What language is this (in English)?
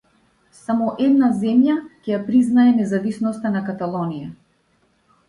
Macedonian